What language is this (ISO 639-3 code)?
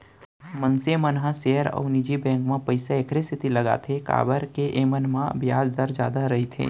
hne